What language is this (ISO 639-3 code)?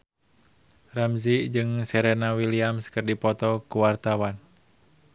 sun